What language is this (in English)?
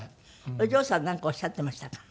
Japanese